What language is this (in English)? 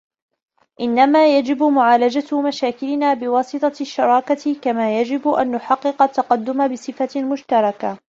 Arabic